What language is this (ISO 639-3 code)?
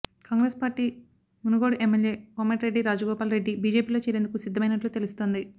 tel